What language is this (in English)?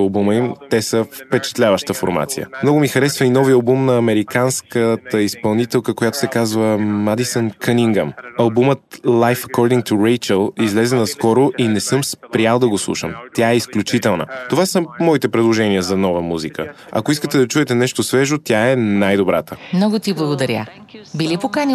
Bulgarian